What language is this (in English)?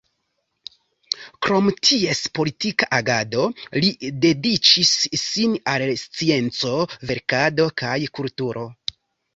Esperanto